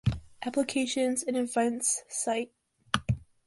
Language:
English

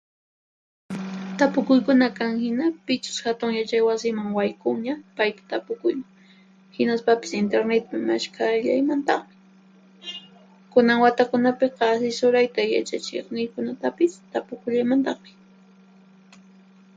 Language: Puno Quechua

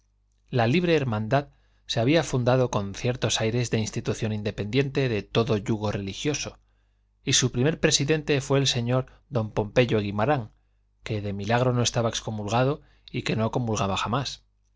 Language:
Spanish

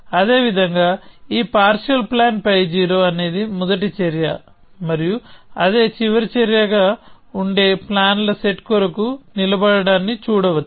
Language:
Telugu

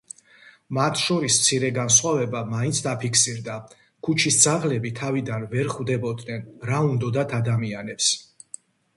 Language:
Georgian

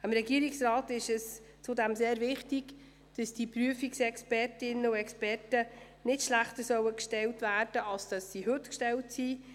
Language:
Swiss German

